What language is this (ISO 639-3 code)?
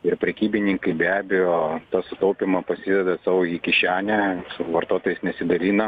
lit